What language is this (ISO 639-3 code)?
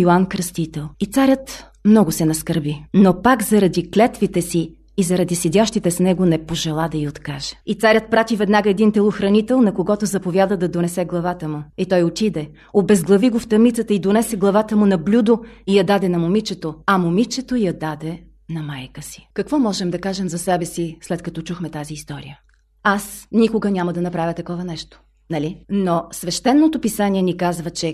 bul